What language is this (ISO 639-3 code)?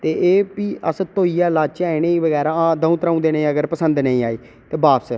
doi